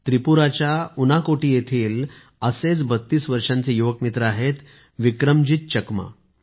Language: Marathi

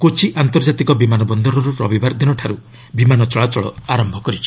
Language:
Odia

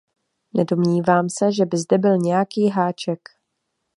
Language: Czech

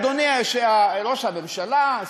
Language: Hebrew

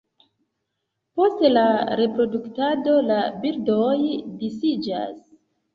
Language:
Esperanto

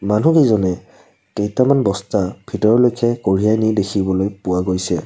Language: Assamese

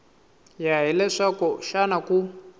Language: Tsonga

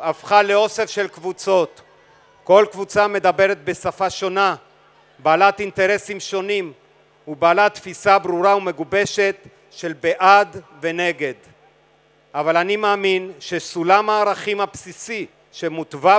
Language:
Hebrew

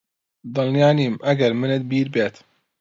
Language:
Central Kurdish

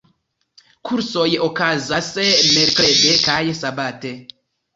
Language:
Esperanto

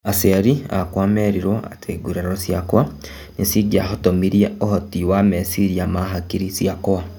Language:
Kikuyu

